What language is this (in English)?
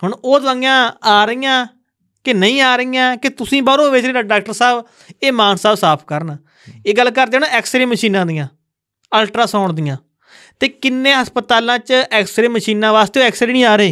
Punjabi